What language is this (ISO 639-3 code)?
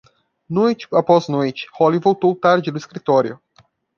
por